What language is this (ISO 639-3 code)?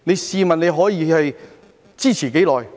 yue